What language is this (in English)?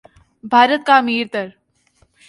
Urdu